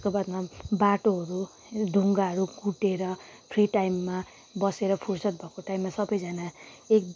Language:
Nepali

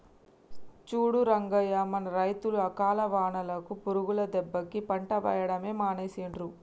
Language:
Telugu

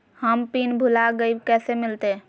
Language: Magahi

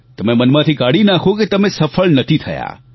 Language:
Gujarati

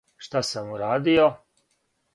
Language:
Serbian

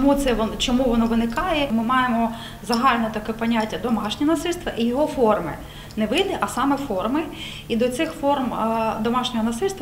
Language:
Ukrainian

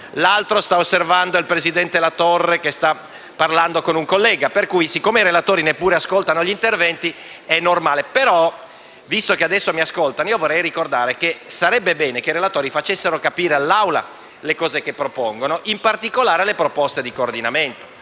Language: Italian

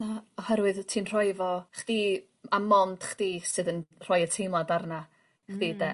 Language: Welsh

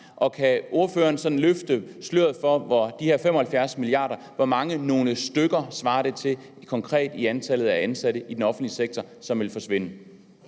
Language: Danish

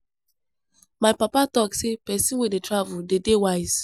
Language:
Nigerian Pidgin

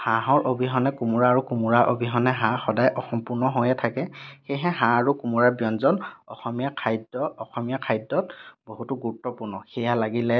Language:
Assamese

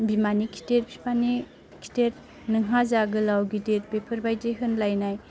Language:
Bodo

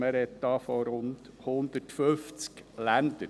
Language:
Swiss German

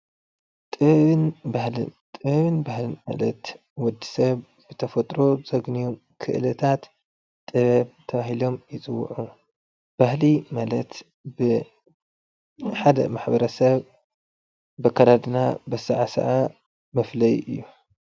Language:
Tigrinya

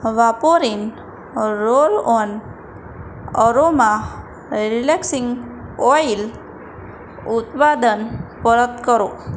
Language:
Gujarati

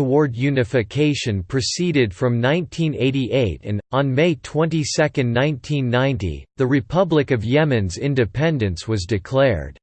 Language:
English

